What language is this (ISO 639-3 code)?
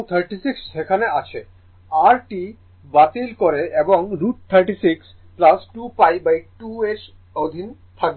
ben